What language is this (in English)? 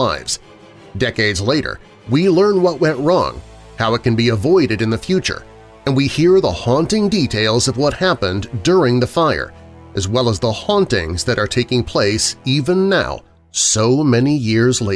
English